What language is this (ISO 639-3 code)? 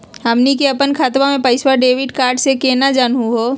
mag